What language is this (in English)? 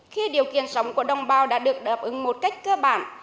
Vietnamese